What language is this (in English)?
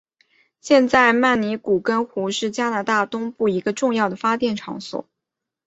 Chinese